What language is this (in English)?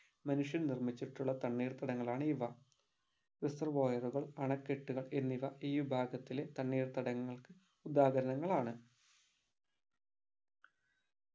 Malayalam